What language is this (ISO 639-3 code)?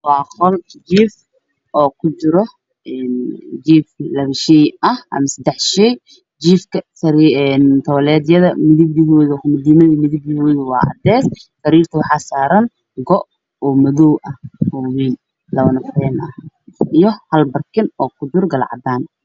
som